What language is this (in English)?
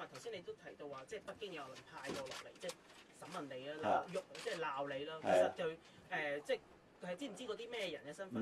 Chinese